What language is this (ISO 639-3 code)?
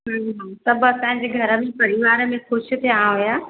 snd